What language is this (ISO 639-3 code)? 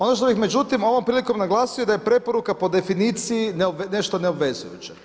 hrv